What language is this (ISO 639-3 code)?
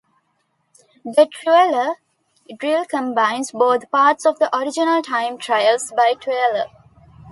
eng